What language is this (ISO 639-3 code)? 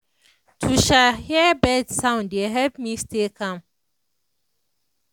pcm